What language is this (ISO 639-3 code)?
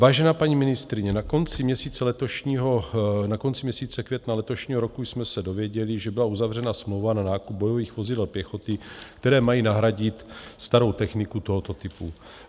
ces